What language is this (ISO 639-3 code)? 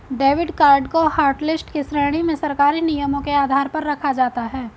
hin